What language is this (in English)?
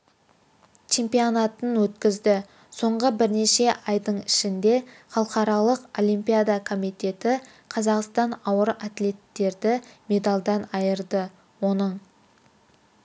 Kazakh